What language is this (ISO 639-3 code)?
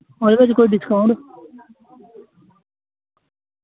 doi